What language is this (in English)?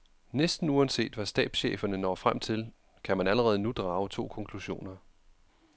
Danish